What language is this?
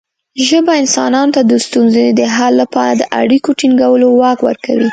Pashto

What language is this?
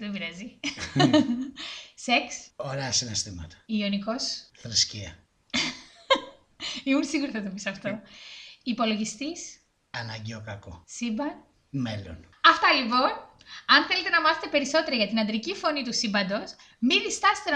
Greek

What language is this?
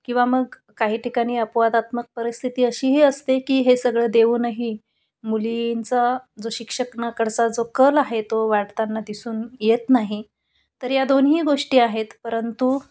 Marathi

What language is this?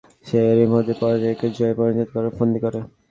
Bangla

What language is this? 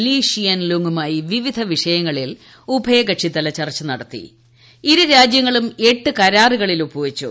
Malayalam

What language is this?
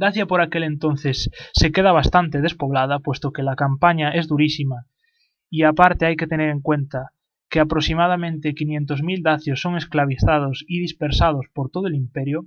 Spanish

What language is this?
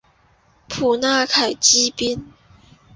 Chinese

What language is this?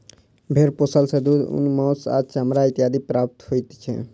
Maithili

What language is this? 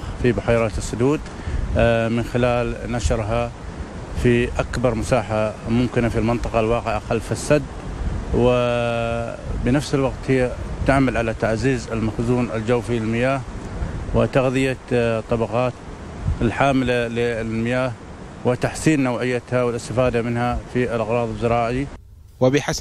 Arabic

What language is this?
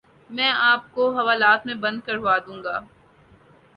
Urdu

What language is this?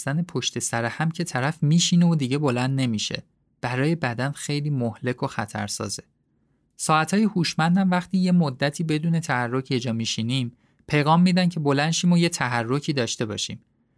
Persian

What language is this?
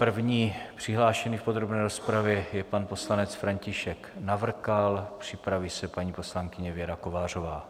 Czech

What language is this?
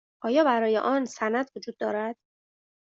Persian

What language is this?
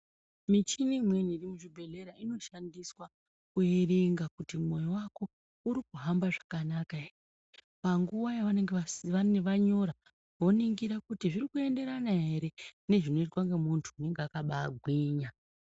Ndau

